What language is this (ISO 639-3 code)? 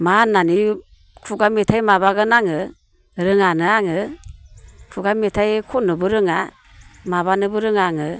brx